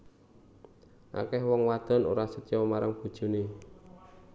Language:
Javanese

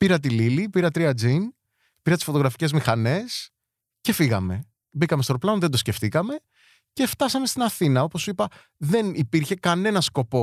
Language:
Greek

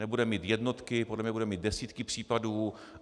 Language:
Czech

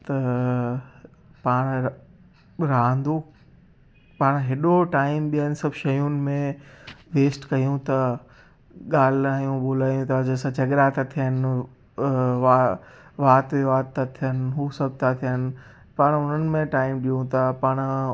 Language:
Sindhi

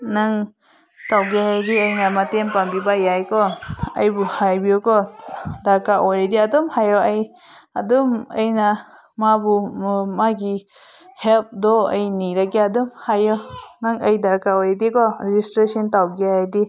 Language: Manipuri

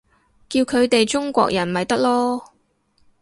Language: Cantonese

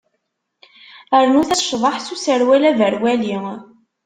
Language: Kabyle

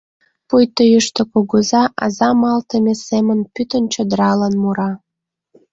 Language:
Mari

